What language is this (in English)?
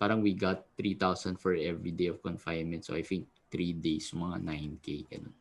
Filipino